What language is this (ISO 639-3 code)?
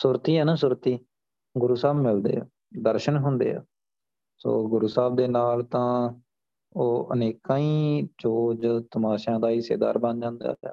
pan